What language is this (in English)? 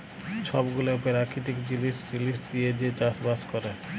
Bangla